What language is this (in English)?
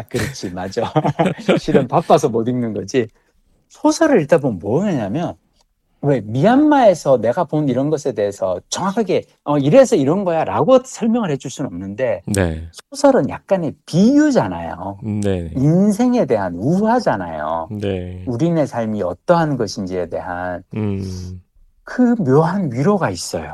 Korean